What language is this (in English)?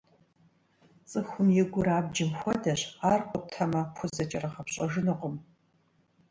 Kabardian